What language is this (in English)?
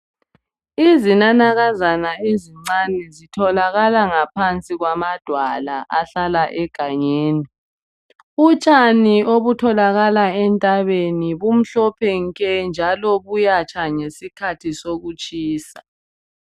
North Ndebele